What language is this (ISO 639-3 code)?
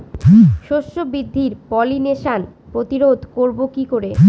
ben